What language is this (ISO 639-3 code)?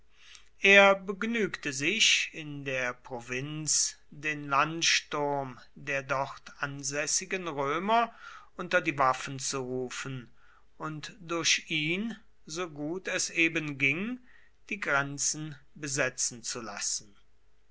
deu